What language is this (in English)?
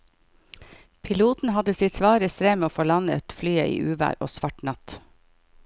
Norwegian